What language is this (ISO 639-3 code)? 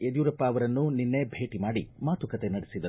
kan